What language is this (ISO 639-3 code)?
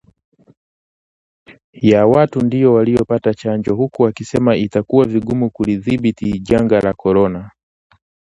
swa